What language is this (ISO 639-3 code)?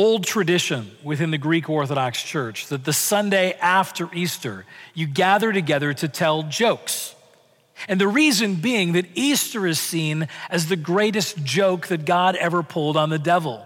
eng